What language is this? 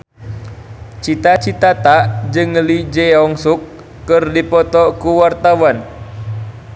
Sundanese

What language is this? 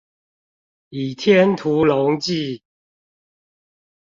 Chinese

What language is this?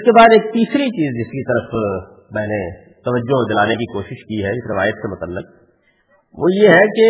Urdu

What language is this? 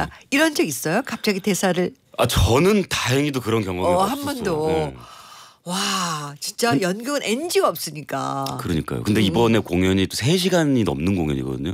Korean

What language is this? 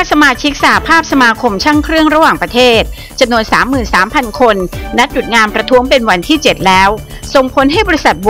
Thai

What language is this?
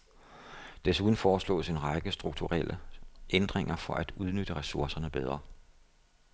Danish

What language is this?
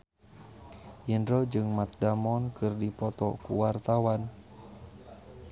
Sundanese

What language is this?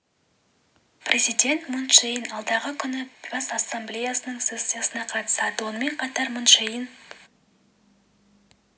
Kazakh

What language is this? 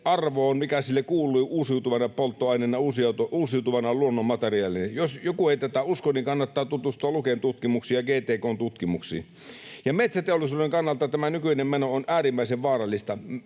Finnish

